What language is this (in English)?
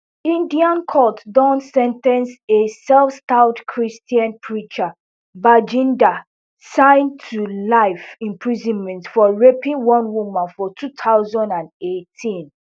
Nigerian Pidgin